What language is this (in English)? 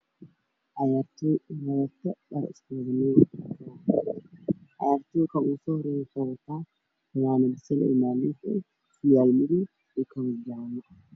Somali